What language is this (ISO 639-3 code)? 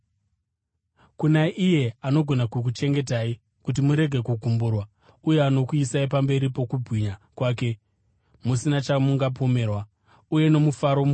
sna